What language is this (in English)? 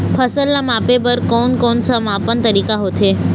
Chhattisgarhi